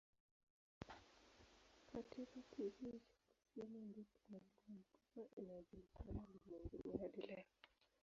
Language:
Swahili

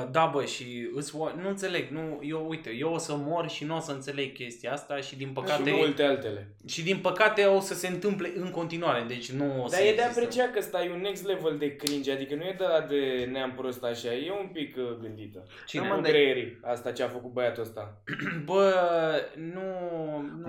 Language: Romanian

